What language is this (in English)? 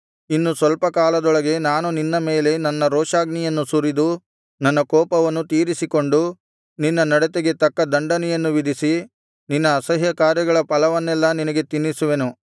Kannada